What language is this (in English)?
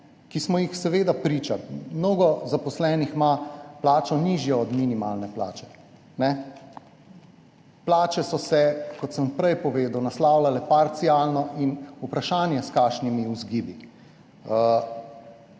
Slovenian